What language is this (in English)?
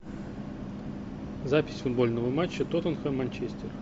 Russian